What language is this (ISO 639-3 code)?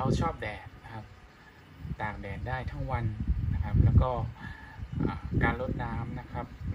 tha